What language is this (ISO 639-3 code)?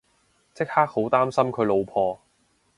yue